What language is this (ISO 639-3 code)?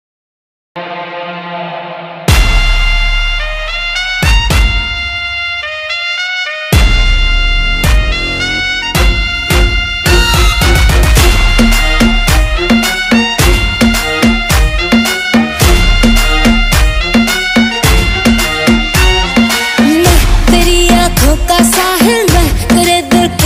kor